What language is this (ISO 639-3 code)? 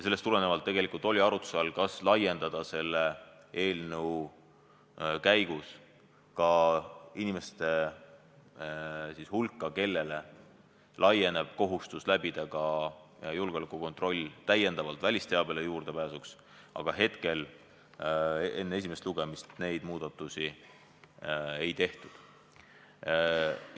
est